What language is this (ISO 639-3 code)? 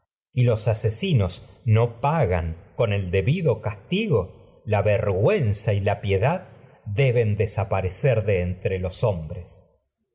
spa